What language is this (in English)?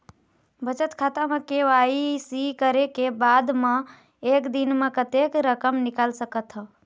Chhattisgarhi